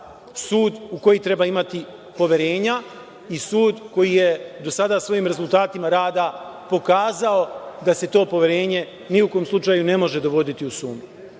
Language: Serbian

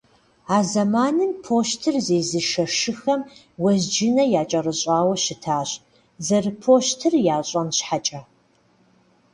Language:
Kabardian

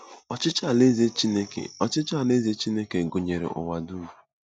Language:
Igbo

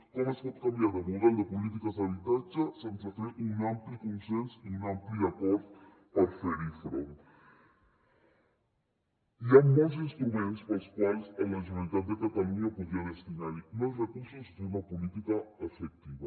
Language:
Catalan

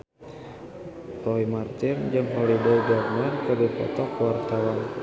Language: Sundanese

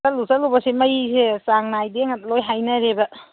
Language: Manipuri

